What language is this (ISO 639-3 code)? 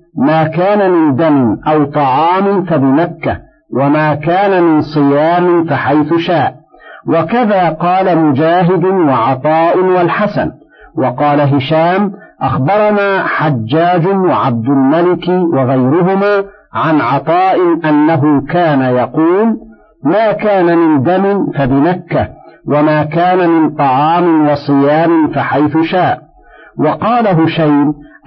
ara